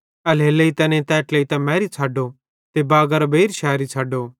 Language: Bhadrawahi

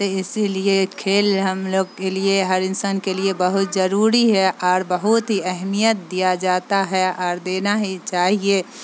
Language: Urdu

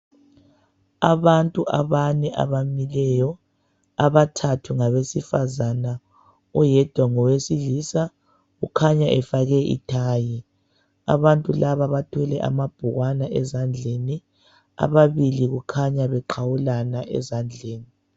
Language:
North Ndebele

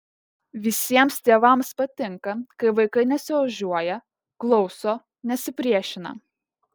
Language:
Lithuanian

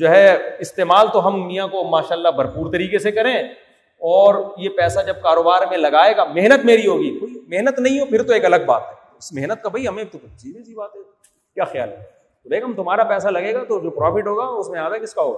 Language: Urdu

